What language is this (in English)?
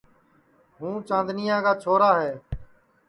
Sansi